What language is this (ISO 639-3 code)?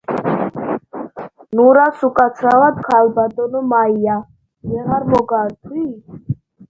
kat